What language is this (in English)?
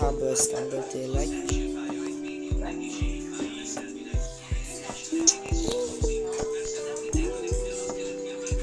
Hungarian